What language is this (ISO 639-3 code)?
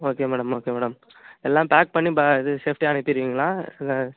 tam